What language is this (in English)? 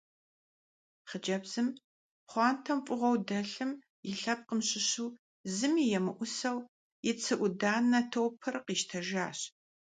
Kabardian